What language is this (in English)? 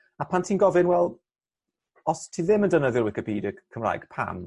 Welsh